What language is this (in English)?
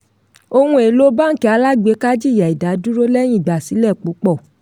Yoruba